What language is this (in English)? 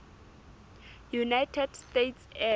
Southern Sotho